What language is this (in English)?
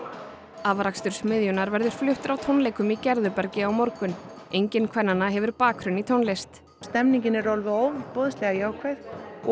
Icelandic